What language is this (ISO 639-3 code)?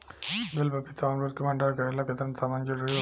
bho